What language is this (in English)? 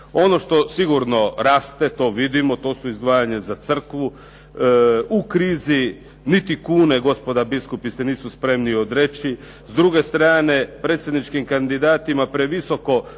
Croatian